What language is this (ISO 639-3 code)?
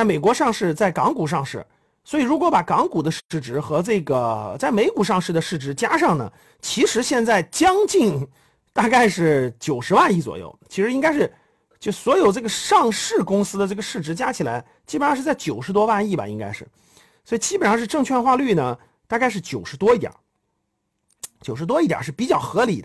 zho